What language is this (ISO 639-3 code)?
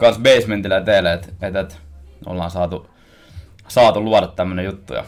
fin